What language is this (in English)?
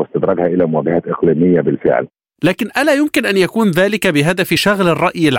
Arabic